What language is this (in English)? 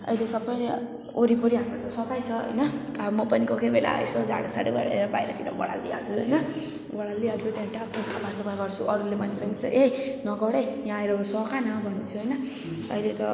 Nepali